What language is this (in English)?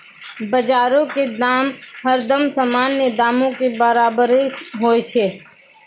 Maithili